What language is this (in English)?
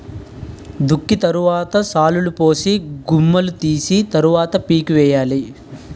Telugu